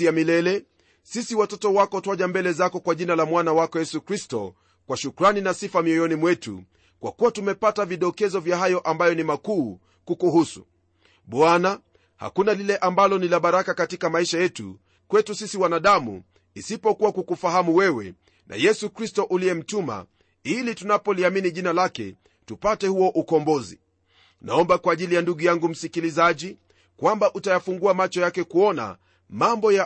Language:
Swahili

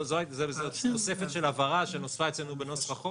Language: Hebrew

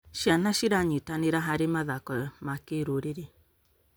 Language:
Kikuyu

